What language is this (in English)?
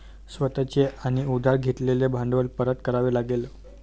Marathi